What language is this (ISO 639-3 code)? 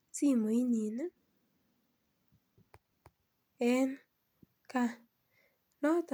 kln